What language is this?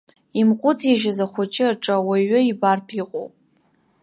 Abkhazian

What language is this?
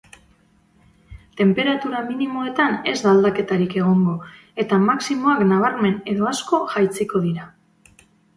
Basque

